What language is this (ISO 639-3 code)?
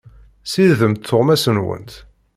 kab